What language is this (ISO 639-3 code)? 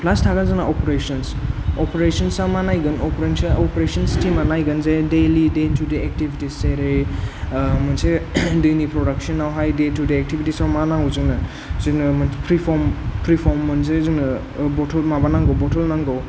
brx